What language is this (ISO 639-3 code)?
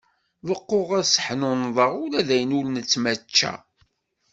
kab